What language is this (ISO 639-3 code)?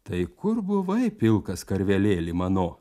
lit